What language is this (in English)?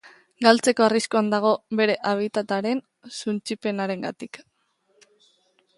Basque